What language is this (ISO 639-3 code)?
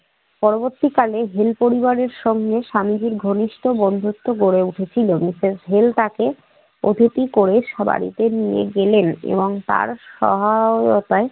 ben